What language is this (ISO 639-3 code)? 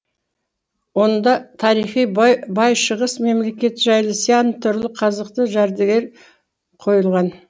kaz